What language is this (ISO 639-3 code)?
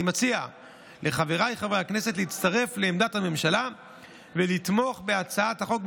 heb